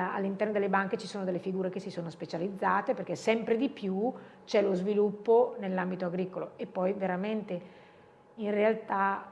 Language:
Italian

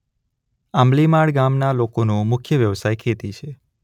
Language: Gujarati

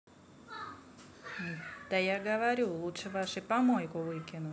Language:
Russian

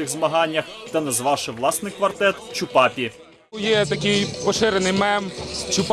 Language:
Ukrainian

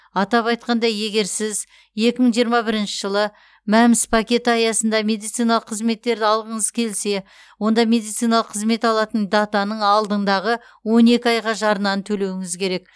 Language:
Kazakh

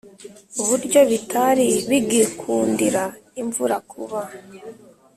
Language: Kinyarwanda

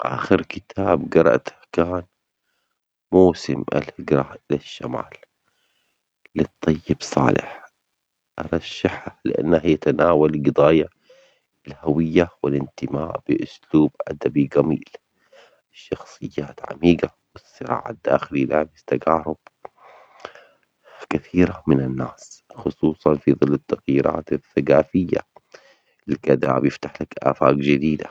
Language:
Omani Arabic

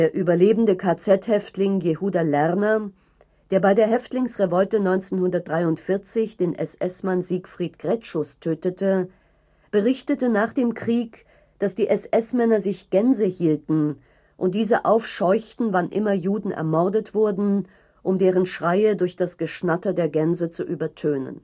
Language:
German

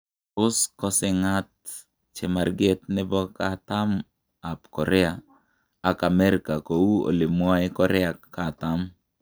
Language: Kalenjin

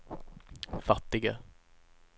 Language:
Swedish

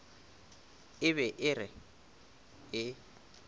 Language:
Northern Sotho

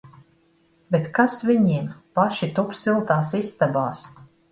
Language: Latvian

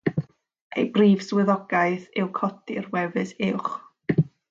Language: Welsh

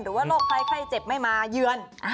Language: Thai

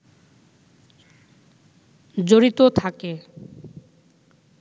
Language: Bangla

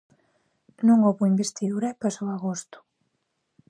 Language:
Galician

